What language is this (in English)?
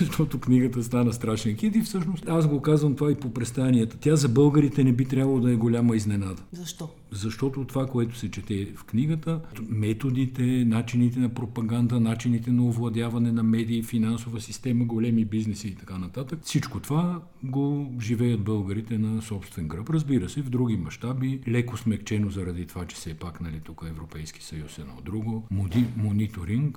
Bulgarian